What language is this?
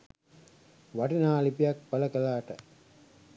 Sinhala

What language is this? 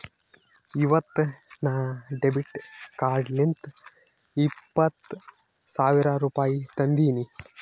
Kannada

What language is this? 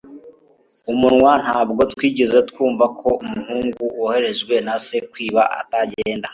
Kinyarwanda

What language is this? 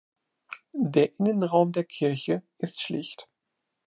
German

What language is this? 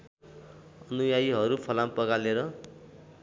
Nepali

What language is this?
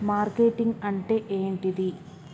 Telugu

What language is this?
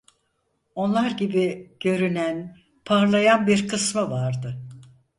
Turkish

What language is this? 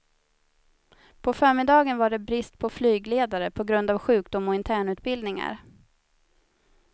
Swedish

